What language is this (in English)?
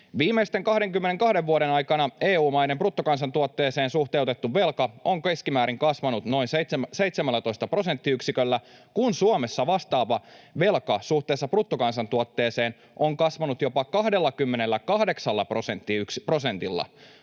Finnish